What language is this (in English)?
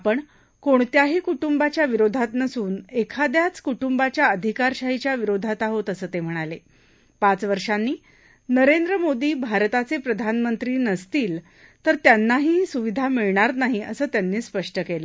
Marathi